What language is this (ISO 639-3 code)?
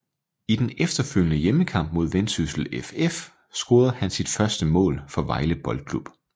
dan